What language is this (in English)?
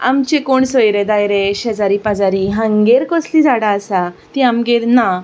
Konkani